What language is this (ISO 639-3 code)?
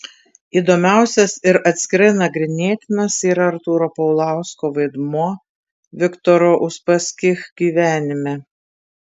lit